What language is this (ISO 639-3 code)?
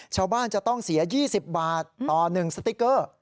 tha